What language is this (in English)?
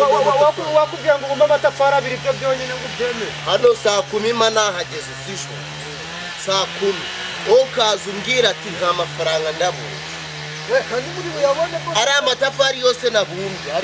Romanian